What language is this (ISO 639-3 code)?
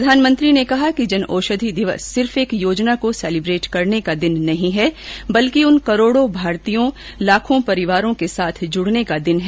hin